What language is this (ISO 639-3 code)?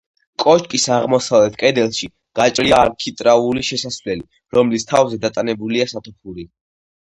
kat